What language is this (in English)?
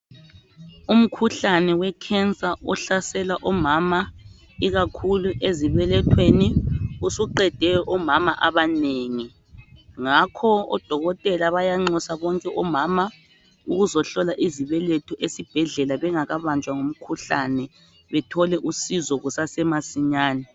North Ndebele